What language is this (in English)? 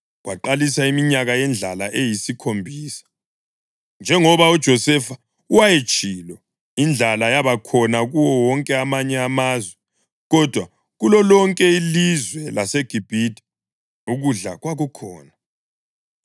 North Ndebele